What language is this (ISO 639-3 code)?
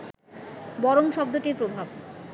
ben